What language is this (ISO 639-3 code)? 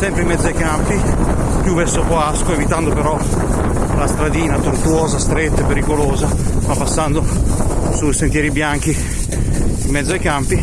ita